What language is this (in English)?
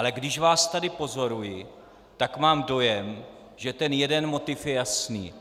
Czech